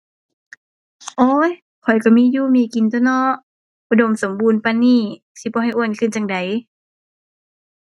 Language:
Thai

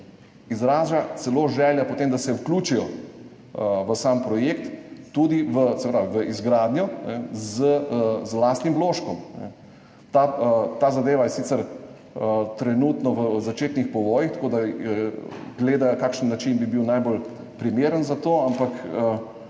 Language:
Slovenian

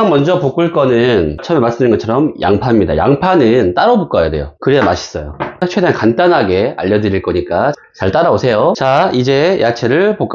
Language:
Korean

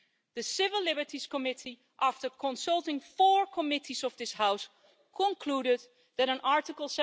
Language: English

